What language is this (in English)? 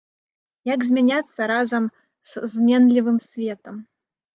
Belarusian